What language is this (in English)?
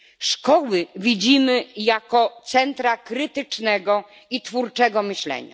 Polish